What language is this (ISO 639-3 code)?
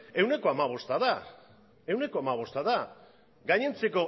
eus